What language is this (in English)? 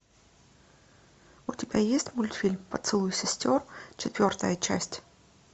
Russian